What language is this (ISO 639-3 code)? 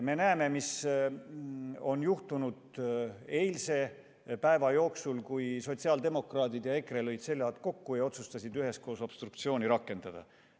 est